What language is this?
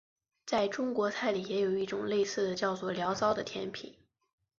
Chinese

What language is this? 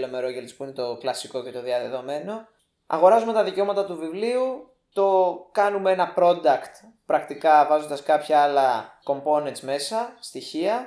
Greek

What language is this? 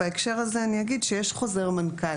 Hebrew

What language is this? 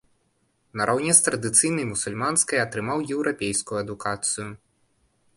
Belarusian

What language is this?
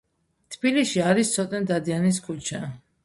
Georgian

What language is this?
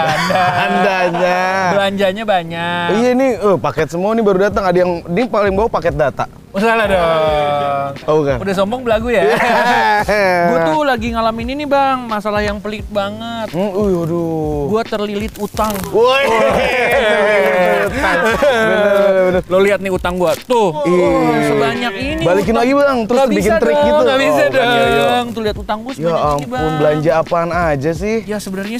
Indonesian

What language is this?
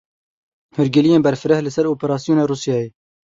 Kurdish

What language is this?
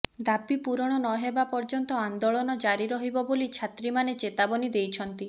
Odia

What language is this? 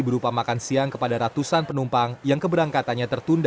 Indonesian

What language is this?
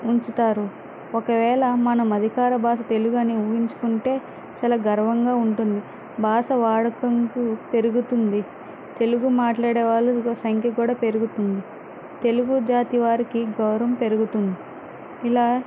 Telugu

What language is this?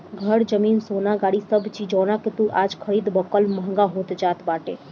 Bhojpuri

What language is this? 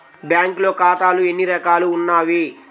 Telugu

